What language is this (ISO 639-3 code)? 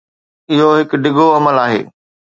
snd